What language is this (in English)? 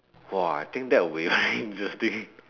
English